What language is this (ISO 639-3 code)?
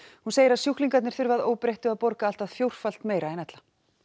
isl